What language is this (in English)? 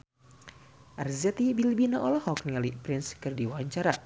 Sundanese